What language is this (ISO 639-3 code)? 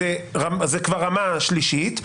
heb